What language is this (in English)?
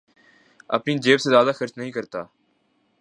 Urdu